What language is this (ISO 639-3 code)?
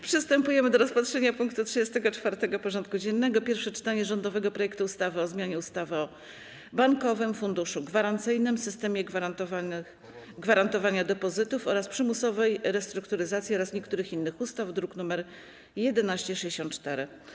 pol